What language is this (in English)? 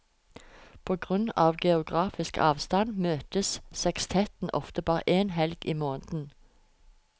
Norwegian